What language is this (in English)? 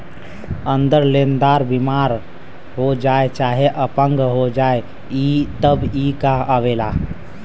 Bhojpuri